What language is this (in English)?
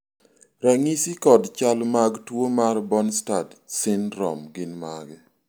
Luo (Kenya and Tanzania)